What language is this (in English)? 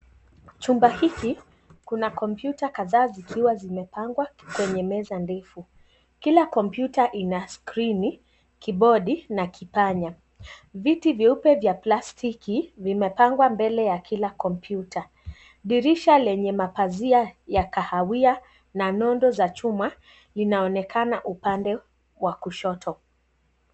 Swahili